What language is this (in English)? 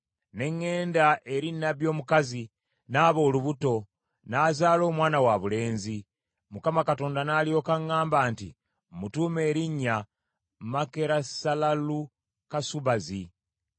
Ganda